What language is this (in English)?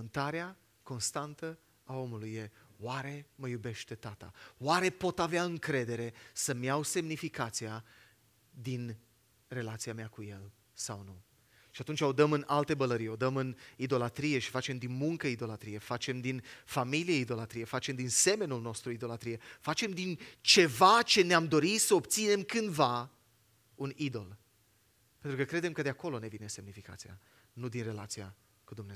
Romanian